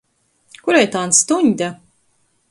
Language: Latgalian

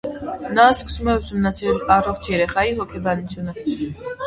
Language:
Armenian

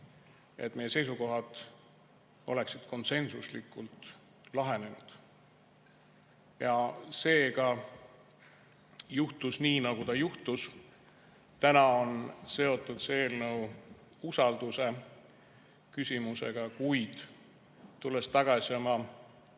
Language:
Estonian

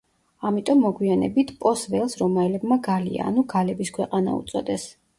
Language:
Georgian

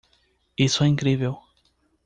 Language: Portuguese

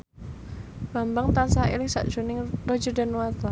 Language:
Javanese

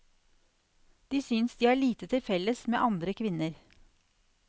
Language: Norwegian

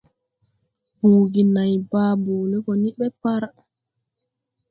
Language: Tupuri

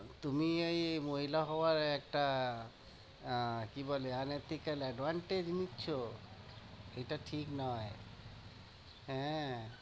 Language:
Bangla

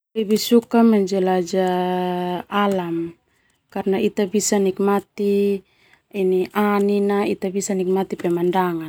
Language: Termanu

